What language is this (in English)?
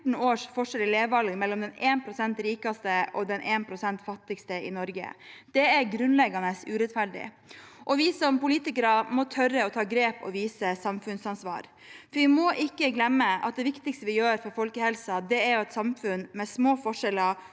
Norwegian